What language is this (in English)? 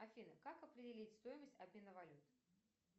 Russian